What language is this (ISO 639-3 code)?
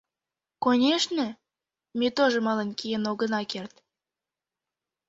chm